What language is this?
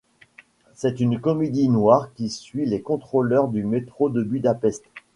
French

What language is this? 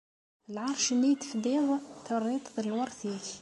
Kabyle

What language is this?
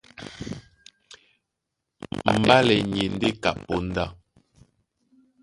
Duala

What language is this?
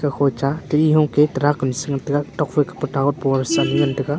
Wancho Naga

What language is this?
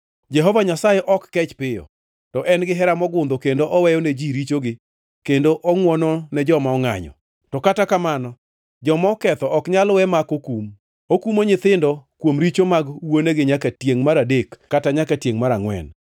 Luo (Kenya and Tanzania)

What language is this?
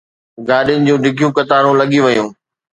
Sindhi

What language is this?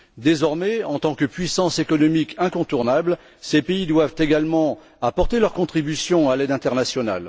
French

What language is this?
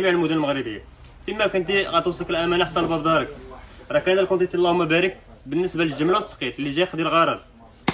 Arabic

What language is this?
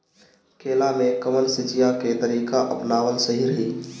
Bhojpuri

